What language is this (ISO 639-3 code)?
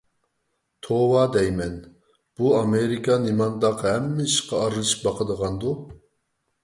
uig